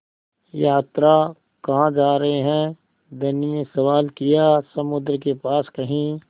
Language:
Hindi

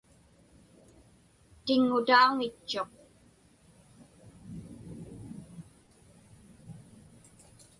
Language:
Inupiaq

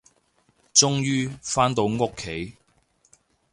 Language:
Cantonese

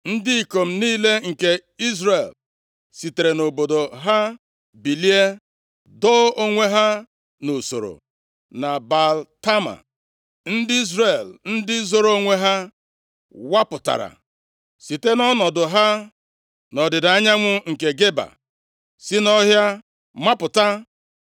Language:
Igbo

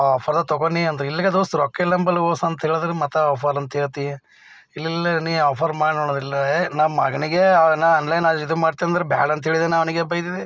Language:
Kannada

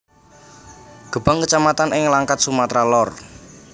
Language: Javanese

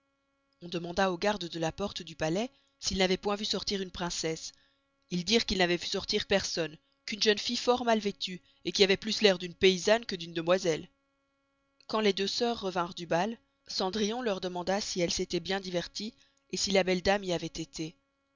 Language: French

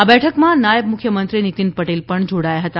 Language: Gujarati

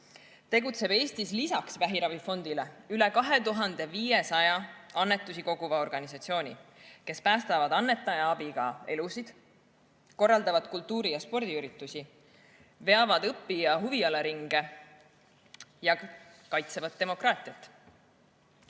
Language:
Estonian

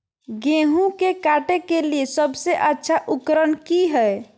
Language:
Magahi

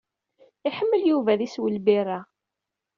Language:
Kabyle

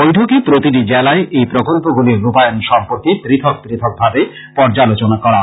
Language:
Bangla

